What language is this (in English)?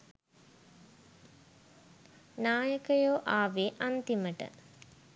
Sinhala